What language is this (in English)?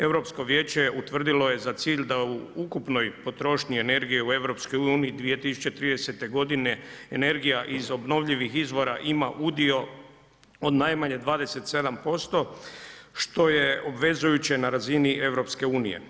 Croatian